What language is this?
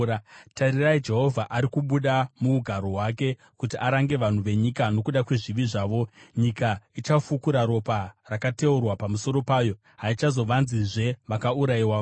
Shona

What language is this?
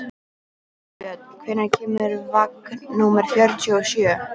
Icelandic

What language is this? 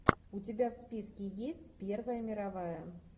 Russian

